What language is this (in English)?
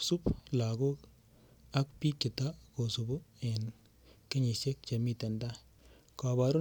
Kalenjin